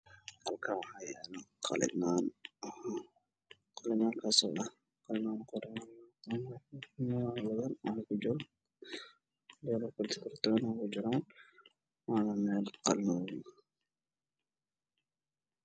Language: Somali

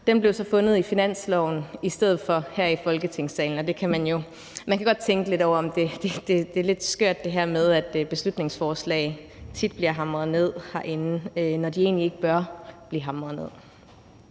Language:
Danish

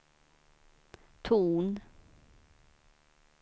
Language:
Swedish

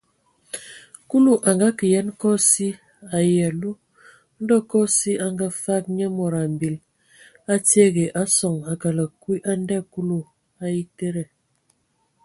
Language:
Ewondo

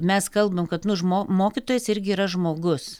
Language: Lithuanian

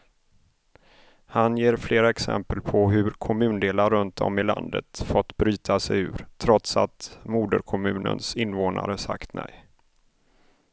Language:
Swedish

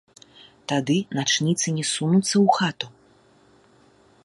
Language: Belarusian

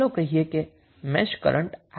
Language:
Gujarati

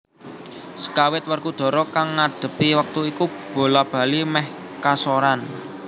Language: Javanese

